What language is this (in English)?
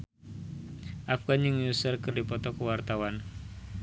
Sundanese